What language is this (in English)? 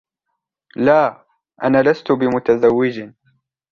Arabic